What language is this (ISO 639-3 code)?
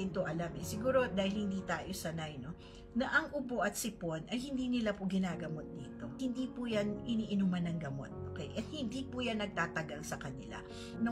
fil